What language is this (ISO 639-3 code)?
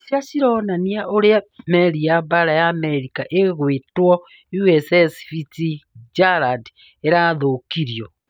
kik